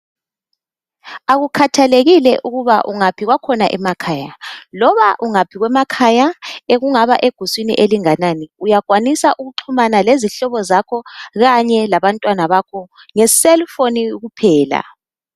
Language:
North Ndebele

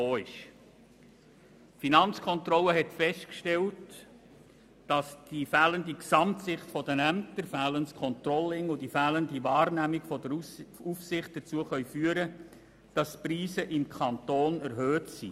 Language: Swiss German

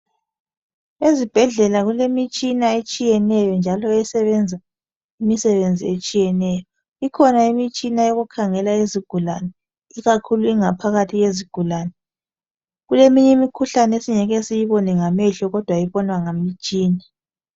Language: North Ndebele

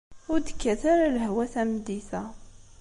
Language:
Kabyle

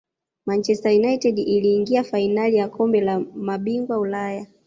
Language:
Swahili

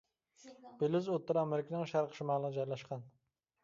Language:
Uyghur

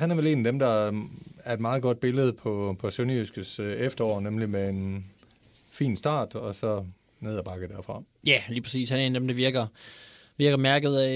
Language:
Danish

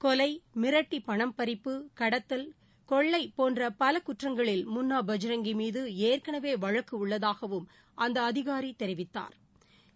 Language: Tamil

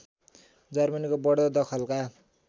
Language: Nepali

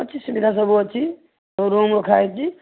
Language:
Odia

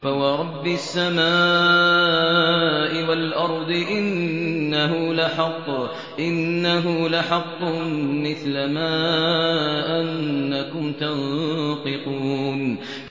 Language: Arabic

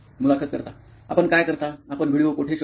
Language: Marathi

